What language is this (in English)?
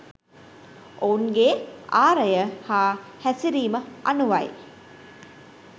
Sinhala